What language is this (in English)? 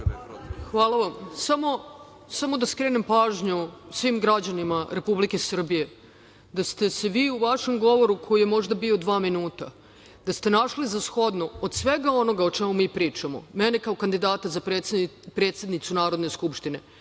Serbian